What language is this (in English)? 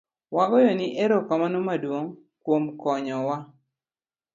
Luo (Kenya and Tanzania)